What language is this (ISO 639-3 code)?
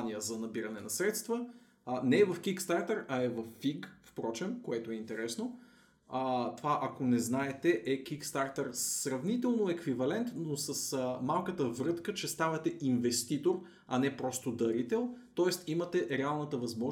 bul